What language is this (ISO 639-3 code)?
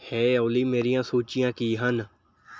pan